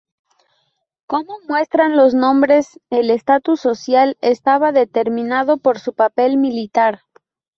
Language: Spanish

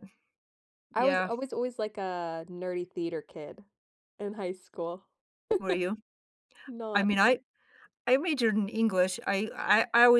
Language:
English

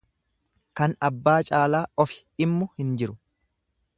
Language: Oromo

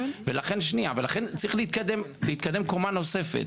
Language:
Hebrew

